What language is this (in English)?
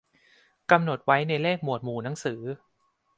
Thai